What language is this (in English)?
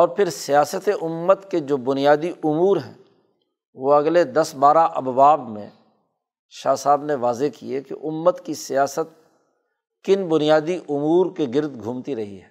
Urdu